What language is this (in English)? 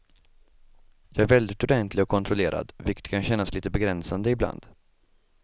Swedish